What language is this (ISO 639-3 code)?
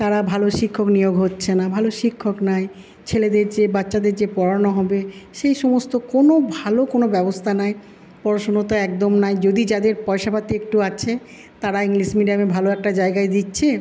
ben